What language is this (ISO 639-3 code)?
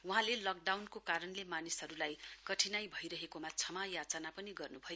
nep